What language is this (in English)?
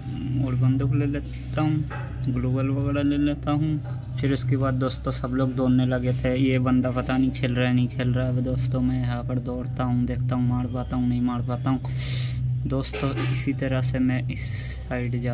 Hindi